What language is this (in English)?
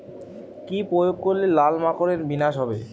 Bangla